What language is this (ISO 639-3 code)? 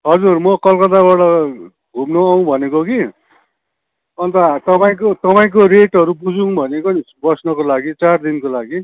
nep